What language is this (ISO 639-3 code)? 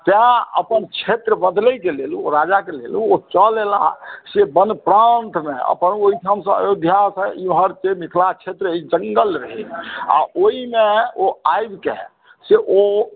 mai